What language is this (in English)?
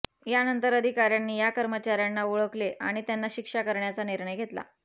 Marathi